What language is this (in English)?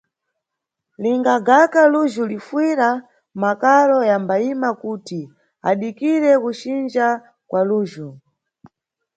Nyungwe